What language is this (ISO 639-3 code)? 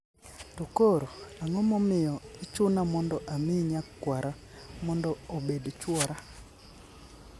luo